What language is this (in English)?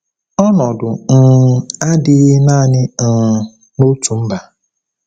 Igbo